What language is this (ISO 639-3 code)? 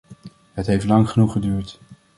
nld